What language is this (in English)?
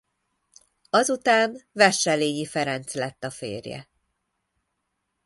Hungarian